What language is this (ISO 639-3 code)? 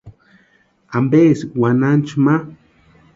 pua